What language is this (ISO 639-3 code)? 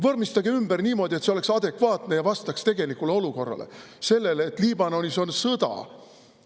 est